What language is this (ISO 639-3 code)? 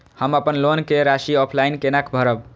mai